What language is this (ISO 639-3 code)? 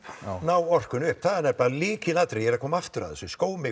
isl